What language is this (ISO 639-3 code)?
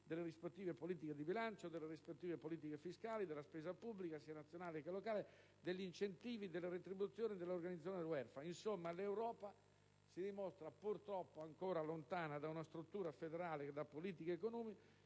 ita